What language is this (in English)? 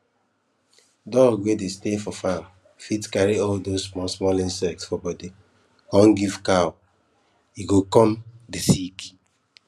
Nigerian Pidgin